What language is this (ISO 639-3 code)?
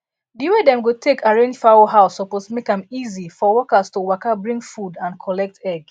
pcm